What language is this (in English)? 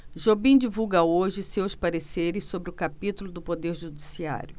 Portuguese